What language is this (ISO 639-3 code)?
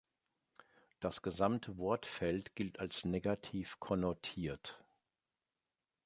deu